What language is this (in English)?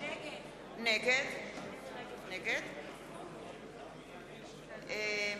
Hebrew